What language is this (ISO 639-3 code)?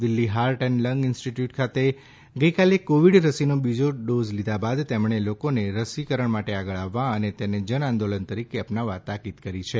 guj